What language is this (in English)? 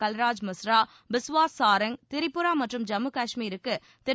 Tamil